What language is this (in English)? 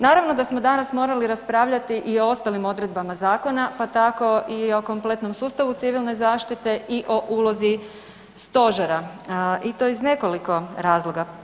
Croatian